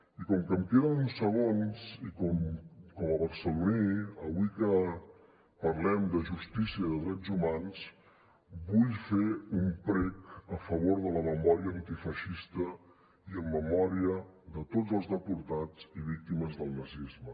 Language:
Catalan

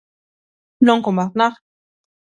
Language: Galician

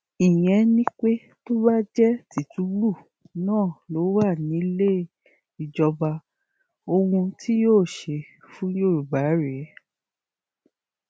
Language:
Yoruba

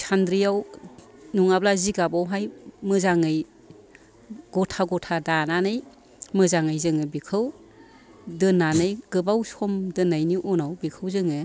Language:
Bodo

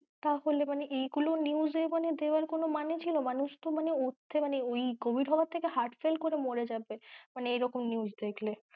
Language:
Bangla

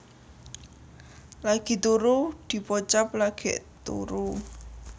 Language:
Javanese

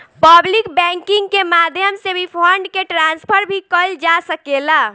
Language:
Bhojpuri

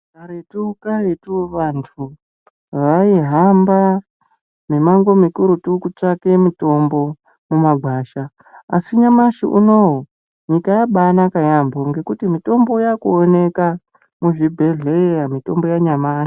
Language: Ndau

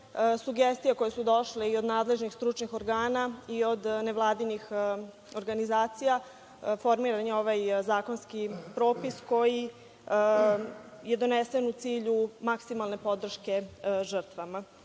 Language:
Serbian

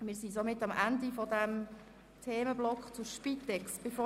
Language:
Swiss German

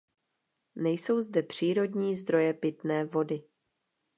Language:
Czech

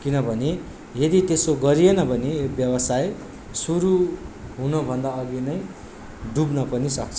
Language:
Nepali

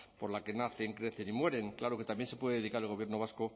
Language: Spanish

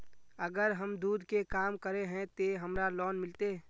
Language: Magahi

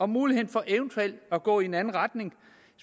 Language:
Danish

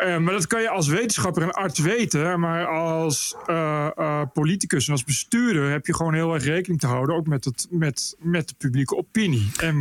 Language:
Dutch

